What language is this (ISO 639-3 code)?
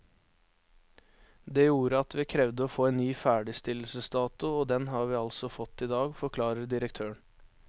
nor